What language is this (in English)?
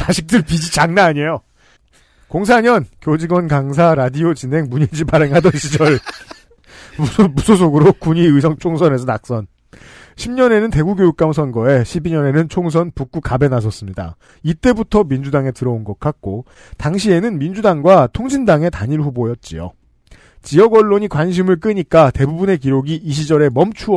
Korean